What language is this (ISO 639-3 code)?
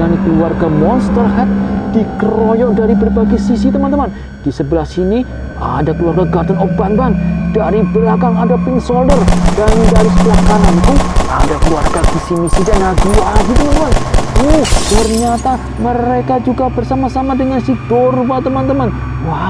ind